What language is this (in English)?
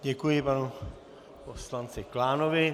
Czech